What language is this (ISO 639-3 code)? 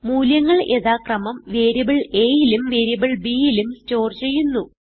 mal